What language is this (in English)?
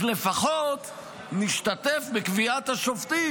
Hebrew